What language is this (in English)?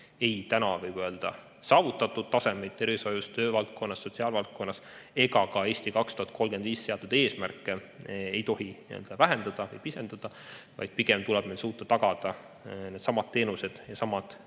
Estonian